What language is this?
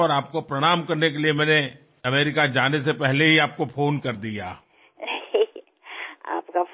Telugu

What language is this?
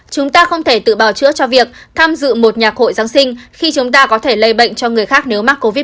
Vietnamese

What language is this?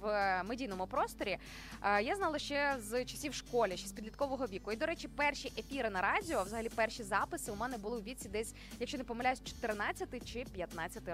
Ukrainian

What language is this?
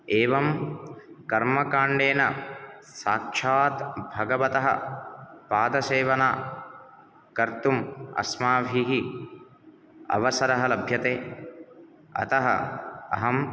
Sanskrit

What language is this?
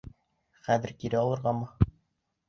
Bashkir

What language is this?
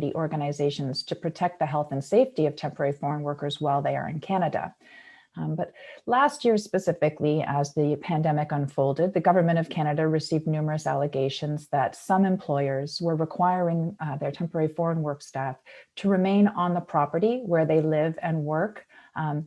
English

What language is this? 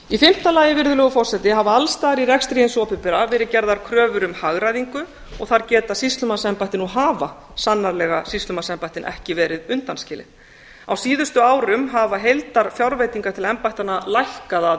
Icelandic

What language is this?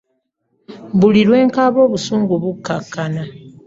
Ganda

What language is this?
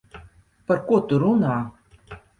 Latvian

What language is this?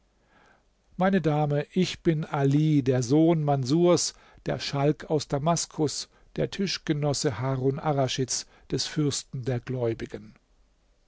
German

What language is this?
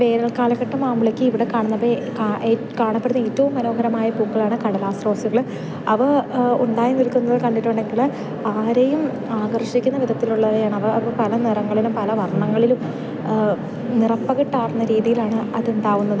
Malayalam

